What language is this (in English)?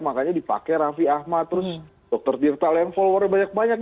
Indonesian